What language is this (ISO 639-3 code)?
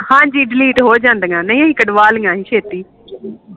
pan